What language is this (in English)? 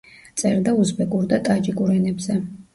Georgian